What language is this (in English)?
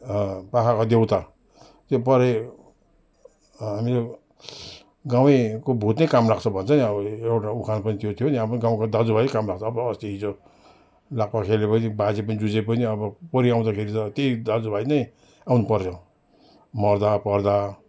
Nepali